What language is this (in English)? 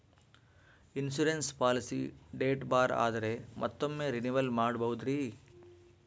Kannada